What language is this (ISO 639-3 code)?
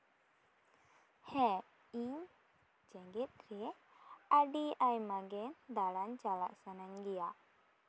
sat